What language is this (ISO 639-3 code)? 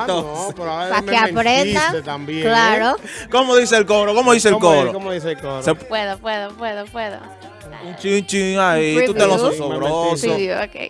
spa